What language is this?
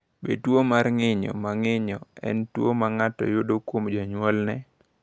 Luo (Kenya and Tanzania)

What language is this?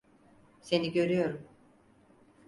Turkish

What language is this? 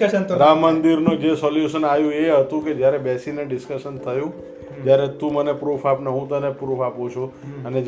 Gujarati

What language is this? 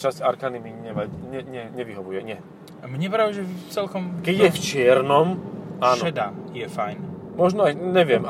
Slovak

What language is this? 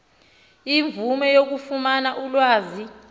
Xhosa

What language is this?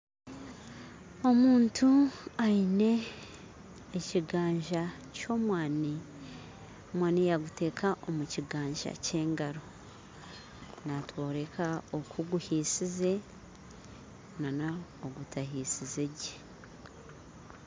Nyankole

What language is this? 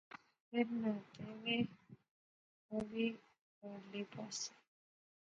Pahari-Potwari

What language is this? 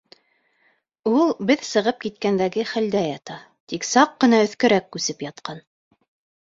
Bashkir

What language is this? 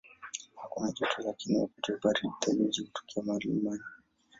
Swahili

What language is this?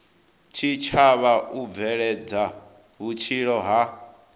Venda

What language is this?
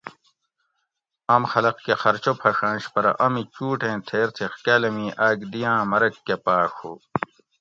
Gawri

